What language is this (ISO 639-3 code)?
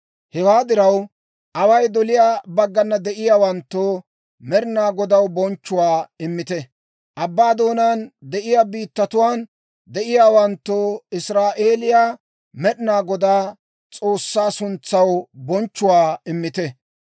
dwr